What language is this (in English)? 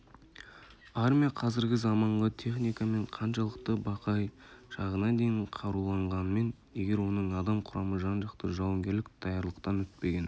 Kazakh